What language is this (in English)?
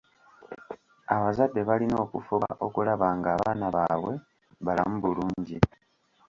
Ganda